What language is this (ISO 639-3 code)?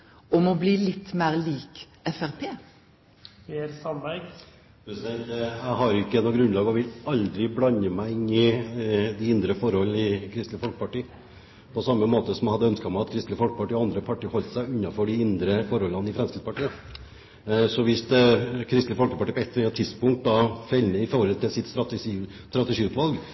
nor